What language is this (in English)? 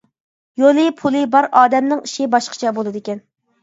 Uyghur